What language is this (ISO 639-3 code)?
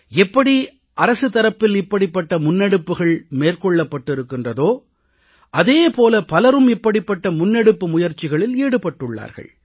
tam